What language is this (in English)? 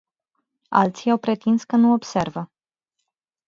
Romanian